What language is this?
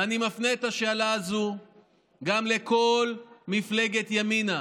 Hebrew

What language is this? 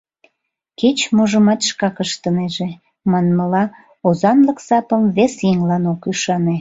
Mari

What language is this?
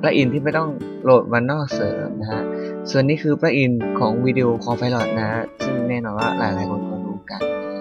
Thai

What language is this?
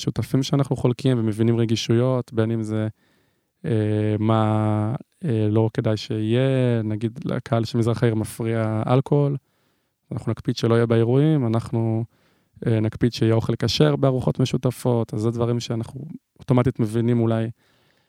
Hebrew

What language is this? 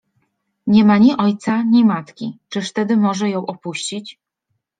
Polish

